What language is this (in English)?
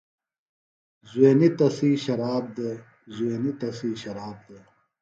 Phalura